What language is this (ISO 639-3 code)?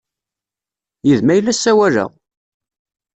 kab